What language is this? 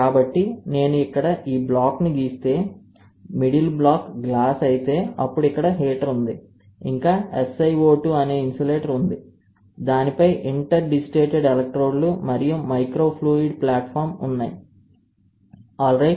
Telugu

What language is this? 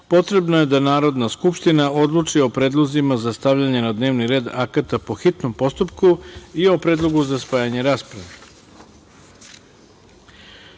Serbian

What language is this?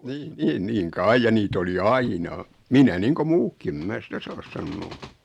Finnish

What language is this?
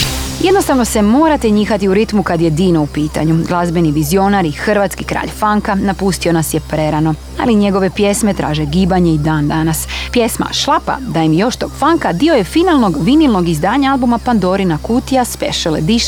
Croatian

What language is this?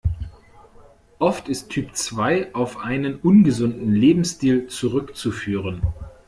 German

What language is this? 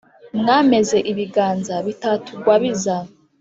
Kinyarwanda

